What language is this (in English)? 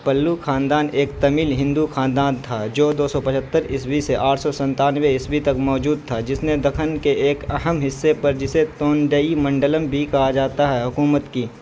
Urdu